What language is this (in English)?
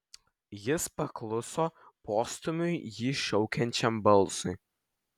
Lithuanian